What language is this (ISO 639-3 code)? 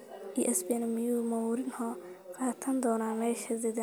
som